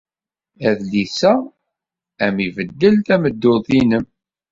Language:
Kabyle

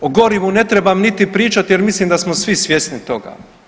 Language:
Croatian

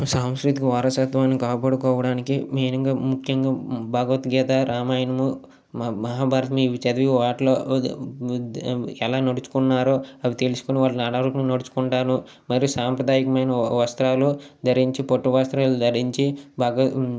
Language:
Telugu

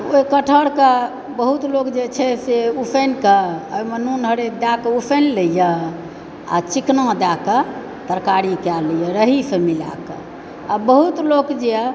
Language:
Maithili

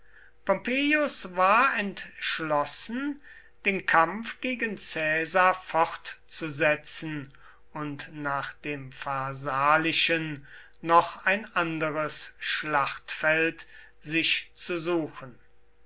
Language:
German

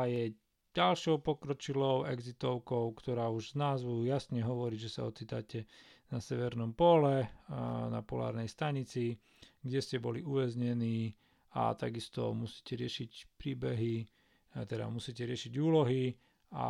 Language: Slovak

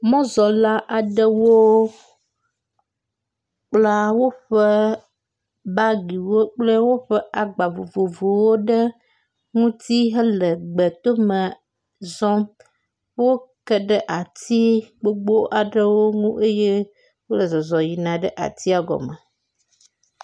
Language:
Ewe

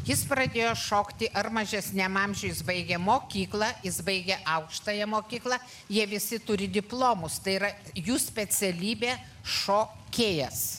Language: Lithuanian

